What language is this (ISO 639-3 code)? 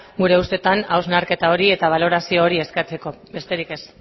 eus